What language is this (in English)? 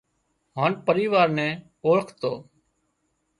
Wadiyara Koli